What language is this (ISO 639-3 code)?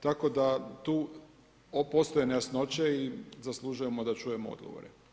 hrv